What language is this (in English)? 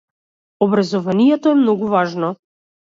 Macedonian